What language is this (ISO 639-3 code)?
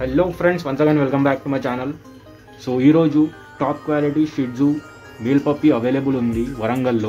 hin